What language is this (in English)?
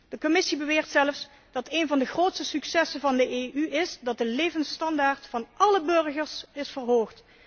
Dutch